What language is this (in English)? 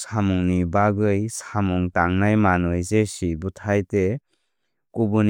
Kok Borok